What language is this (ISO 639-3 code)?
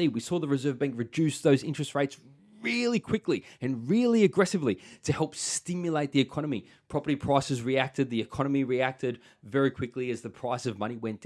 eng